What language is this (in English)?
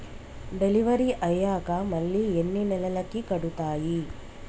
Telugu